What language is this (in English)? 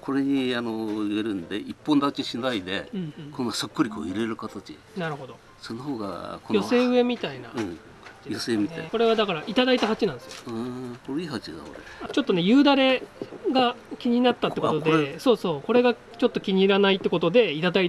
Japanese